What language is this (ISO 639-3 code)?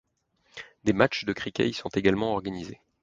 fra